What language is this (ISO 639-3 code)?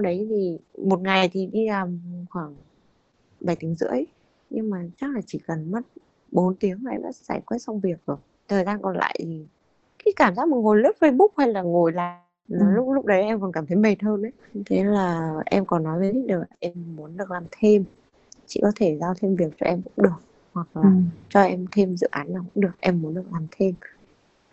vie